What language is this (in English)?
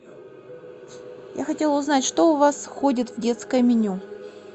Russian